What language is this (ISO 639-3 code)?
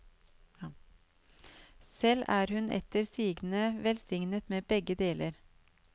nor